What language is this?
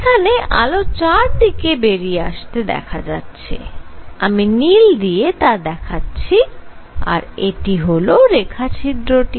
Bangla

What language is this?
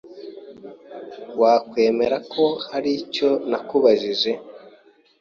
Kinyarwanda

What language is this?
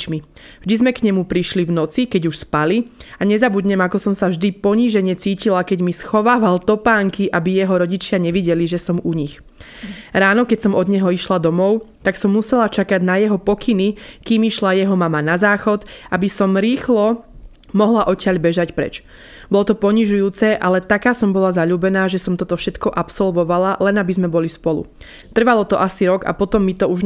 Slovak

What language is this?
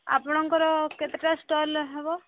Odia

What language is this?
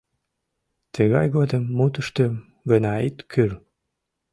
Mari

